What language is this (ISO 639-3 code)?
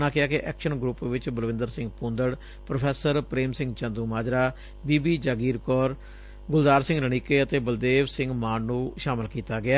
pan